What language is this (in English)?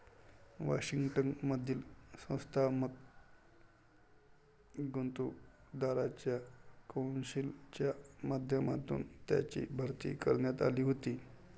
Marathi